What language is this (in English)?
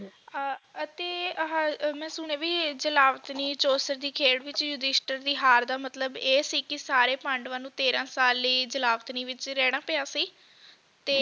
Punjabi